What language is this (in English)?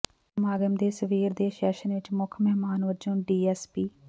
Punjabi